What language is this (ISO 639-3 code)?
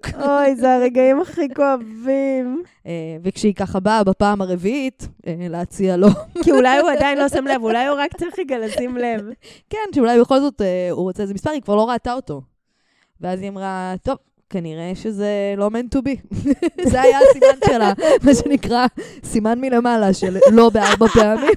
heb